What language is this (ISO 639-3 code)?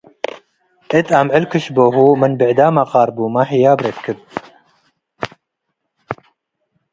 tig